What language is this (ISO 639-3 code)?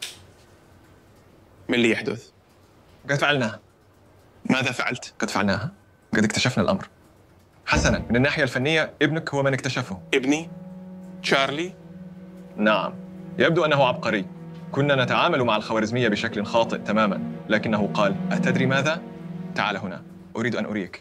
ara